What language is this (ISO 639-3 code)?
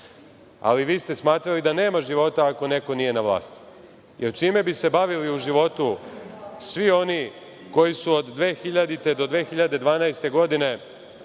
srp